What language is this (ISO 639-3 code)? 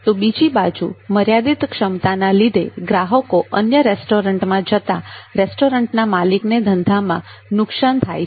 guj